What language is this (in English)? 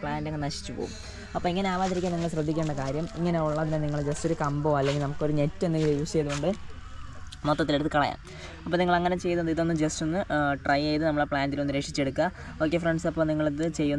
Romanian